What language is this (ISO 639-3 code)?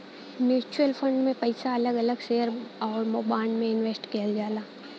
bho